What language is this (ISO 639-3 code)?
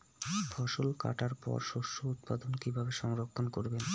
ben